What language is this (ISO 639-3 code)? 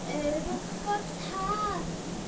ben